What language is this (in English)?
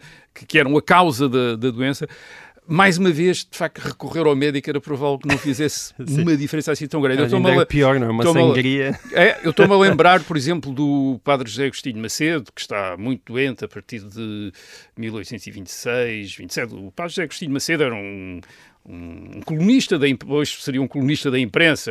Portuguese